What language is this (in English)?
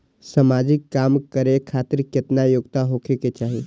Maithili